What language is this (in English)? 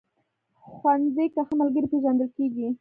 Pashto